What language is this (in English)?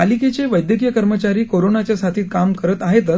Marathi